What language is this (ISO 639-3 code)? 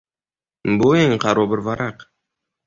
uzb